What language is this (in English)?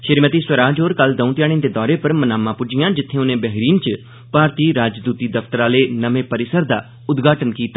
Dogri